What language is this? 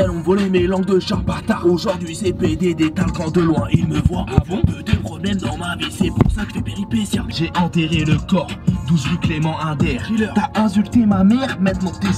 French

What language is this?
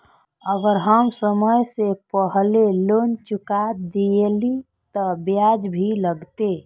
Maithili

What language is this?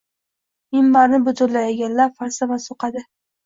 Uzbek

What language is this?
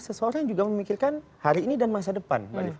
Indonesian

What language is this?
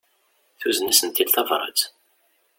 Kabyle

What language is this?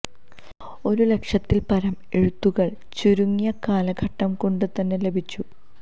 Malayalam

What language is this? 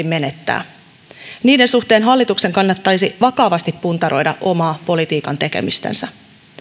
Finnish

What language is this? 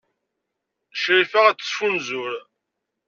Kabyle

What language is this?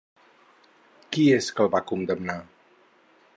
Catalan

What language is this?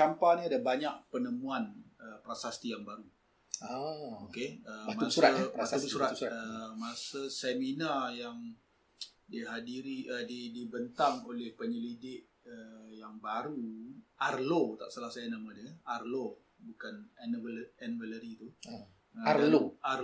Malay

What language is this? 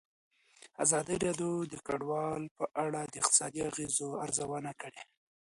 Pashto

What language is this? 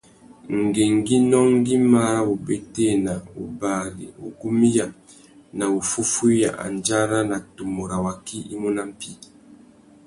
Tuki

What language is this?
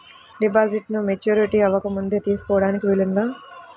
Telugu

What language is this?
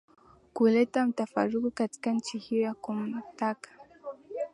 Swahili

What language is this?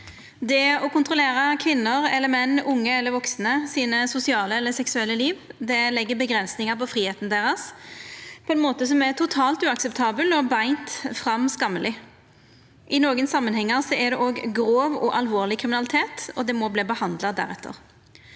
Norwegian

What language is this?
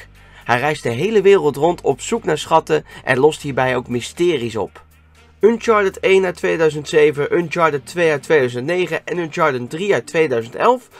Dutch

